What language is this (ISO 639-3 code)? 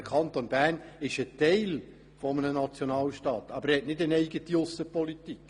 gsw